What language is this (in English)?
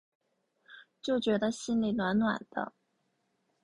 Chinese